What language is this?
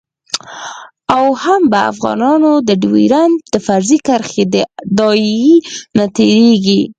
Pashto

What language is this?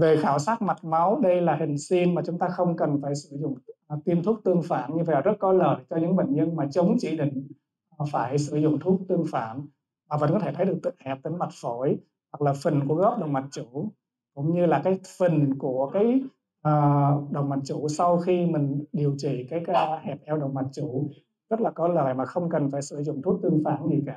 Vietnamese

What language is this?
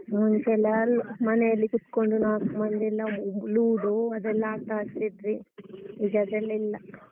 Kannada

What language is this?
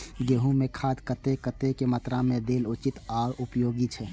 Maithili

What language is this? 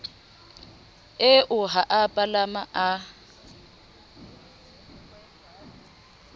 Southern Sotho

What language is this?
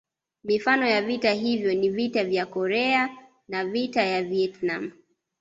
Swahili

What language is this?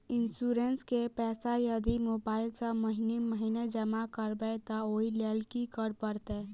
Maithili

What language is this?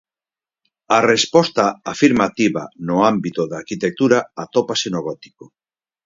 Galician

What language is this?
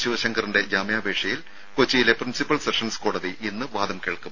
Malayalam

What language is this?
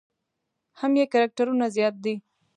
Pashto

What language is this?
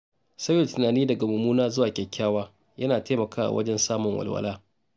Hausa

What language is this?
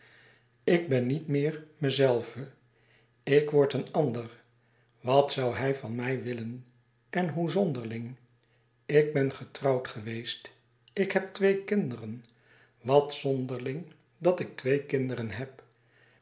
Dutch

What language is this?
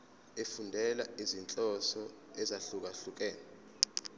Zulu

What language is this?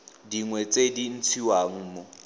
Tswana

